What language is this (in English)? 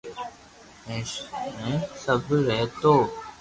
Loarki